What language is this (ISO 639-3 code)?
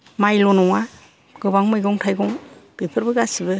brx